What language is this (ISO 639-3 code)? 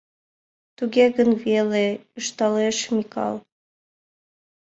chm